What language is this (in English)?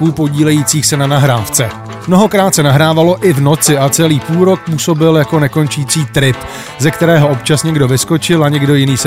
Czech